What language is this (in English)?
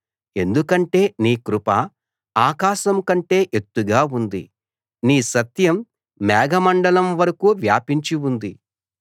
Telugu